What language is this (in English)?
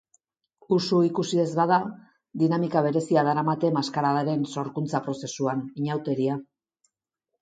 Basque